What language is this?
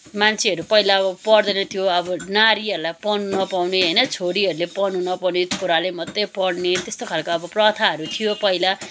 Nepali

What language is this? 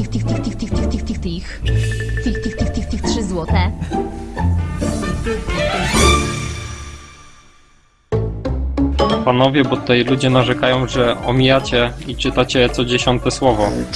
Polish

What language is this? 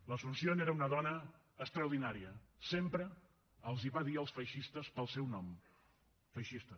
Catalan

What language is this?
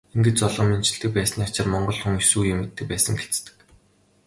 Mongolian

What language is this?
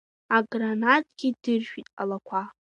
Abkhazian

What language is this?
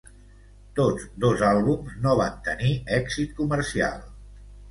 Catalan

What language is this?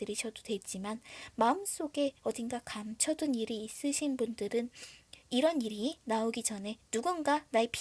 Korean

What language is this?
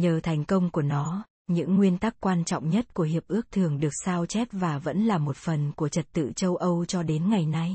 Vietnamese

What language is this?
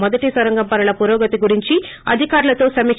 Telugu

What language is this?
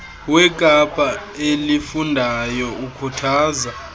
Xhosa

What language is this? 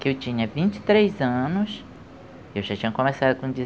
Portuguese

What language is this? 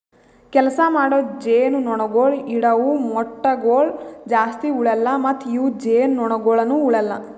Kannada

